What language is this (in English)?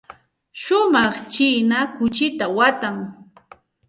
Santa Ana de Tusi Pasco Quechua